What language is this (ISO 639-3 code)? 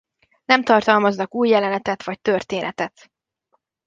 hun